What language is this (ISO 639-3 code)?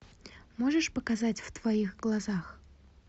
rus